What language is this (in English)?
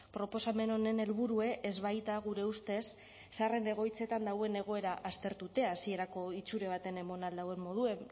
Basque